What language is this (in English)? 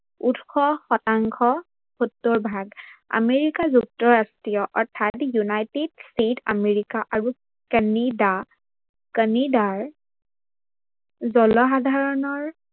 Assamese